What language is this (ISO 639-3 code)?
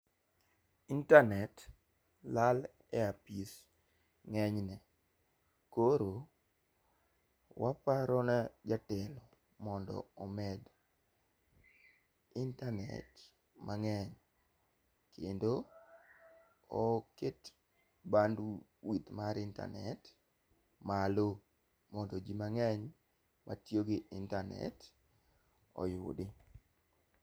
luo